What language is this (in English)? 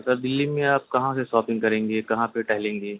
Urdu